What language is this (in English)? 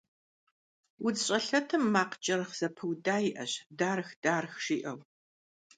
Kabardian